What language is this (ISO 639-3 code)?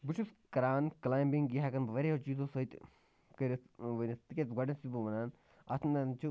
kas